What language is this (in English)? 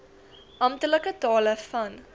Afrikaans